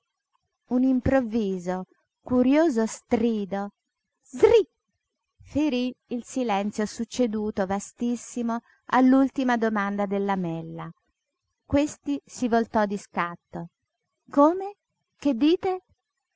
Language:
Italian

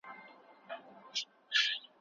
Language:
Pashto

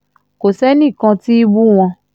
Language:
Yoruba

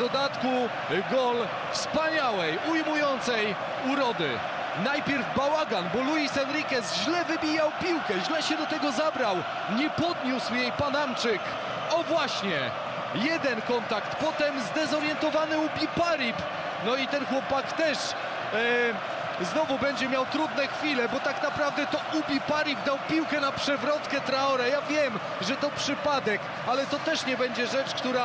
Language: Polish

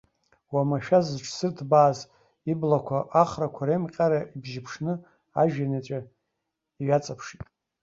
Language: Abkhazian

